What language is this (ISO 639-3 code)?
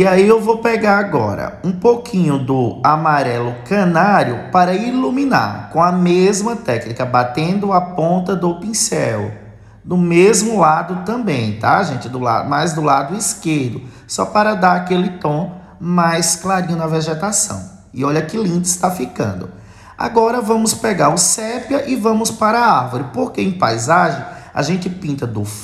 por